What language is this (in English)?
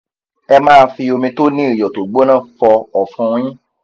Yoruba